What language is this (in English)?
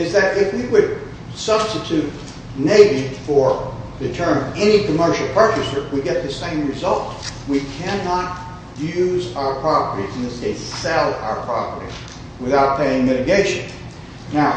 English